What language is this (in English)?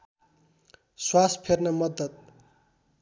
Nepali